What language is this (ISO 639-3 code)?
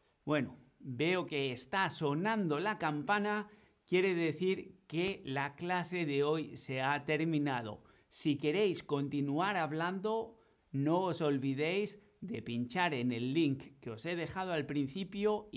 spa